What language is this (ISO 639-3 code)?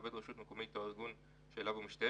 heb